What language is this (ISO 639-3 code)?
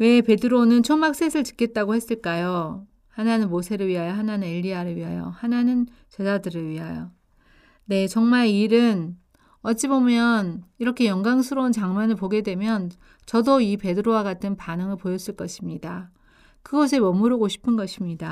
kor